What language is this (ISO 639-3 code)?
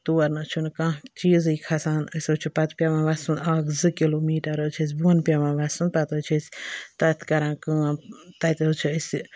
kas